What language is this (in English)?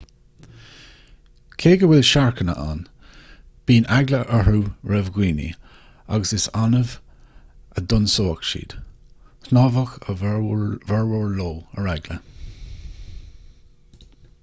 Irish